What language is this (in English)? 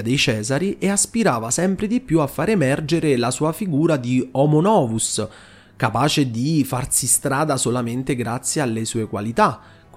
Italian